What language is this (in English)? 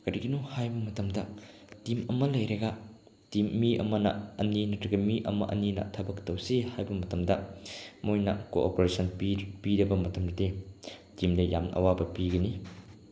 Manipuri